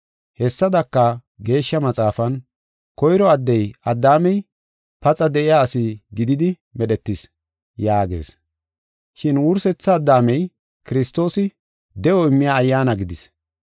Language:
Gofa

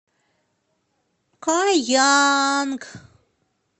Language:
Russian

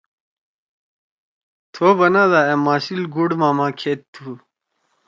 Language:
Torwali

